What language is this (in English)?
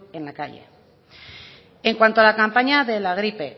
Spanish